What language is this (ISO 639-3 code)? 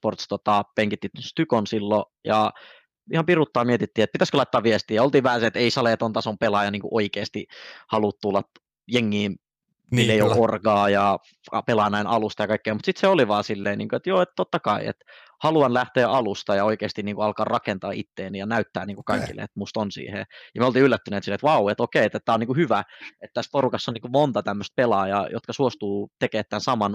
fin